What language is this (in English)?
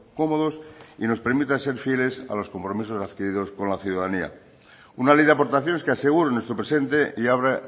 Spanish